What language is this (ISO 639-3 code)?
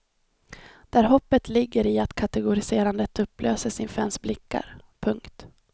swe